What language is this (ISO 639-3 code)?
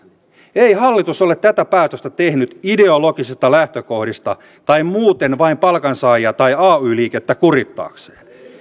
fin